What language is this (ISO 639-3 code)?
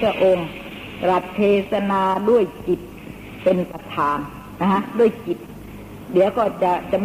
tha